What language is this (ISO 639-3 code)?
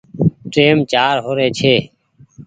gig